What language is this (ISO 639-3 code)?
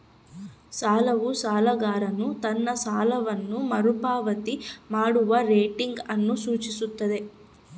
kan